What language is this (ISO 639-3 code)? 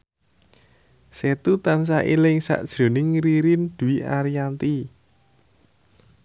jav